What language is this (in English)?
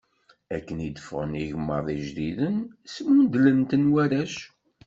Kabyle